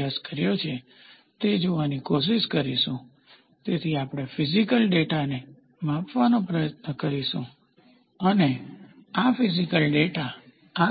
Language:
Gujarati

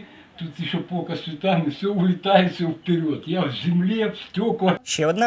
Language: Ukrainian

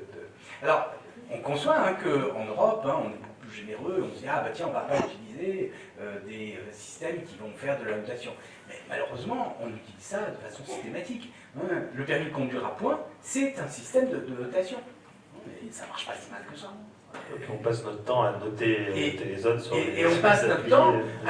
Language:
French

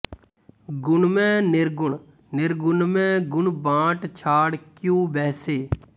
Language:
Punjabi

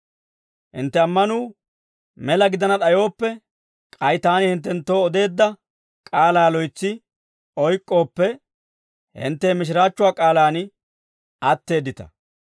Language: Dawro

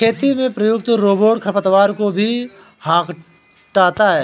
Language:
Hindi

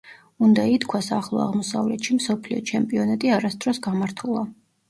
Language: Georgian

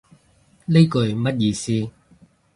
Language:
Cantonese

